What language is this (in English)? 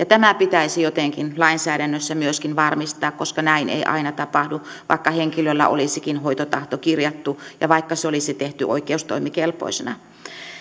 Finnish